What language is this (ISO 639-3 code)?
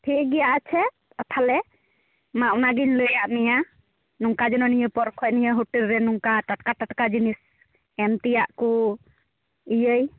sat